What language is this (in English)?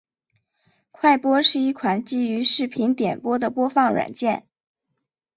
Chinese